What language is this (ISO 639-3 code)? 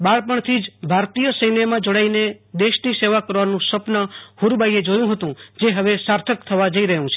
guj